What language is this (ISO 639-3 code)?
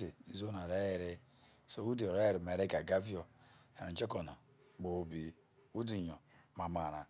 iso